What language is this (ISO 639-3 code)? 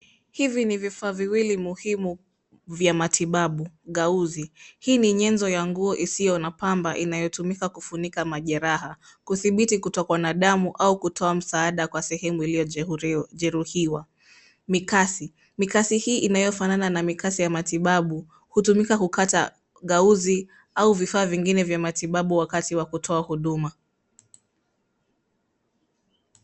swa